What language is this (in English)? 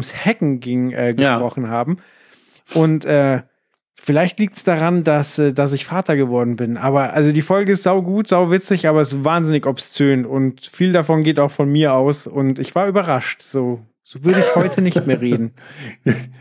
German